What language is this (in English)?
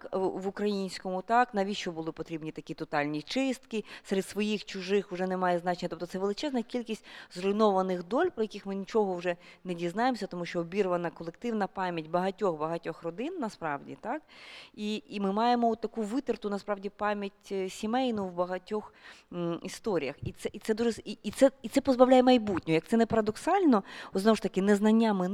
Ukrainian